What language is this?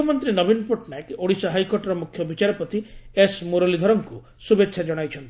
Odia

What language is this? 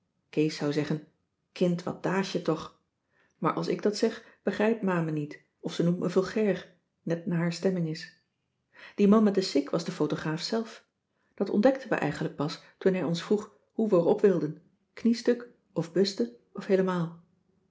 Dutch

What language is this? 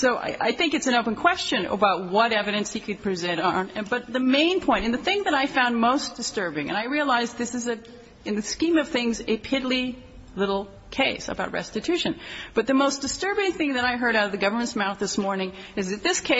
English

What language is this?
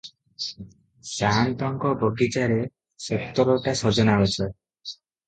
Odia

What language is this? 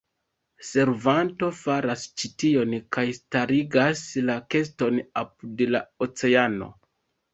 Esperanto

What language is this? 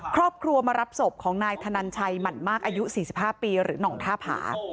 Thai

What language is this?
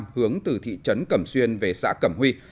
Vietnamese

